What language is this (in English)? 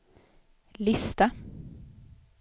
Swedish